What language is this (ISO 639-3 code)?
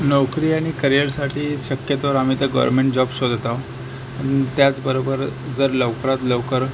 mar